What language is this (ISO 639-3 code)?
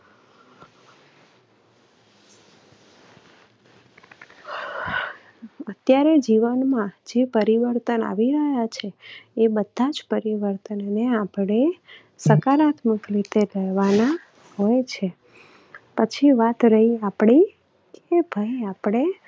guj